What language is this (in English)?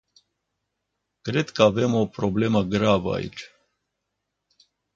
Romanian